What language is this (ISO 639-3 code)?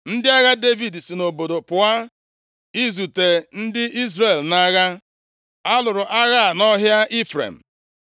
ibo